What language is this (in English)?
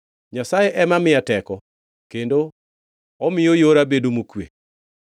Luo (Kenya and Tanzania)